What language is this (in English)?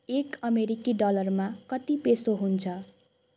Nepali